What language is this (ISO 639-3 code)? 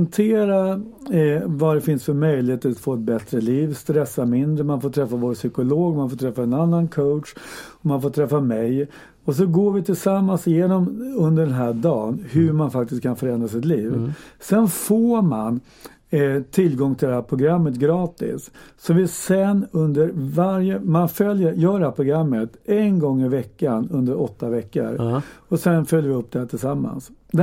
swe